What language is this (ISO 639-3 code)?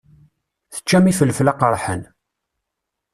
kab